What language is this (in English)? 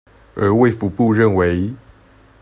Chinese